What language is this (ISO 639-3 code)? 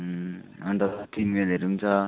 nep